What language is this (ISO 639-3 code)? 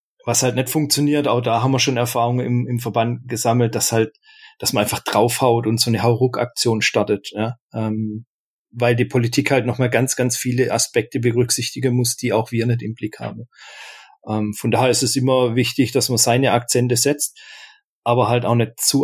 deu